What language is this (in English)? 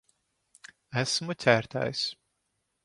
Latvian